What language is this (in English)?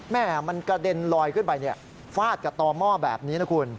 Thai